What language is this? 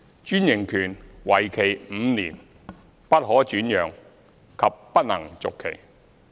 Cantonese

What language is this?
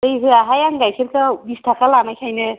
Bodo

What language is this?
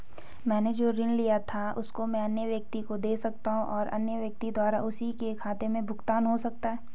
Hindi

